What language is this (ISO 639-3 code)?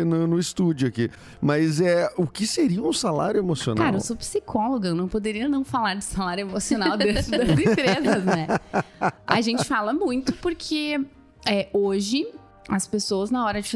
por